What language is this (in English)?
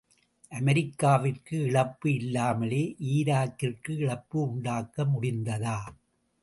Tamil